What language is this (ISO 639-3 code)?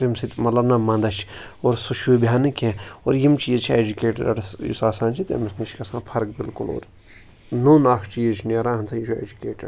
kas